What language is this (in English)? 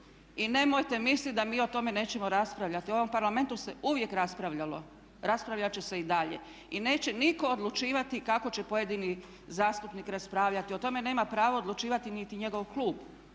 Croatian